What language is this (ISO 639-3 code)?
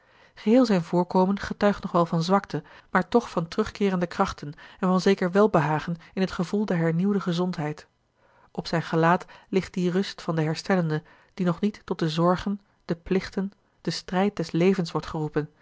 nld